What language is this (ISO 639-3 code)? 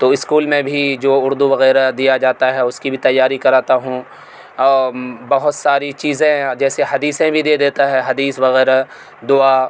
urd